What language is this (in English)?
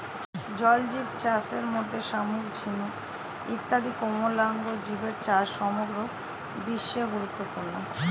Bangla